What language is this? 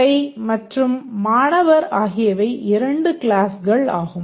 Tamil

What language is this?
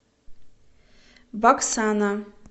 Russian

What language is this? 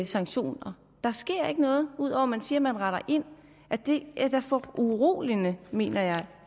Danish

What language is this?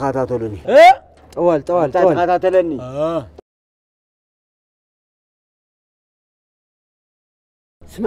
Arabic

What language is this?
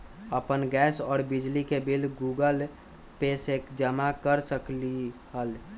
Magahi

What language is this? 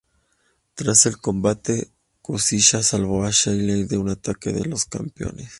Spanish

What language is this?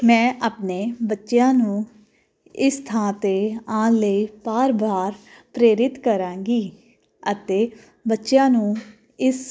Punjabi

